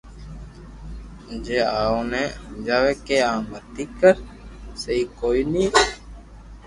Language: Loarki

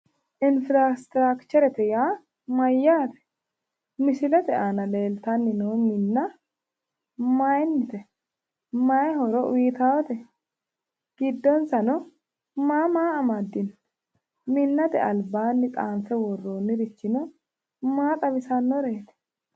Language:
Sidamo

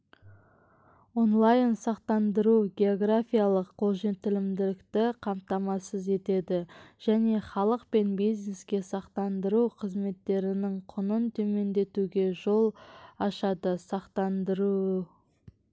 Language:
Kazakh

